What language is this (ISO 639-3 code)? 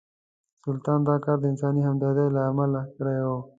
pus